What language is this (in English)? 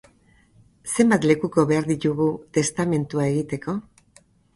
Basque